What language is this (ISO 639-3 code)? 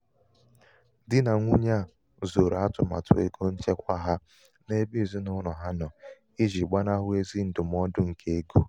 ibo